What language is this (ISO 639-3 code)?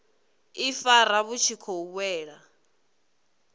ven